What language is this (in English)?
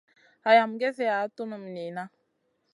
Masana